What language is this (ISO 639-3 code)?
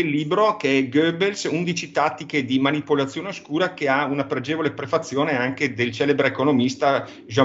ita